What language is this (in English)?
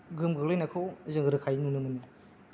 Bodo